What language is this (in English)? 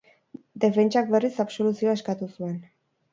Basque